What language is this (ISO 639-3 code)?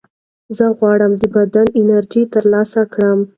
pus